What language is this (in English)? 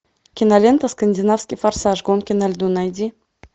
Russian